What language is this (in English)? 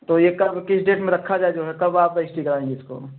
Hindi